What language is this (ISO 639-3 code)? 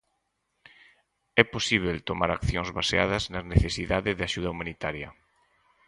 glg